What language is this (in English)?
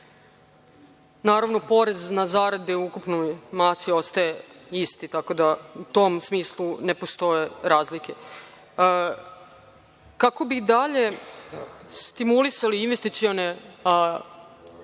Serbian